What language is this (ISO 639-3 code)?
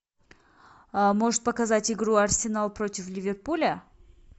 rus